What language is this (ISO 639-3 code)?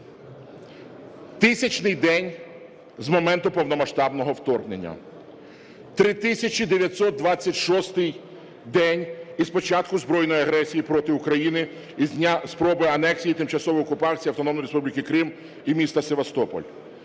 ukr